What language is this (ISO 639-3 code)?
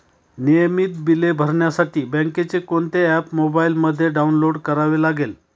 mar